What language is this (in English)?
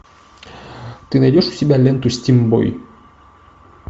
Russian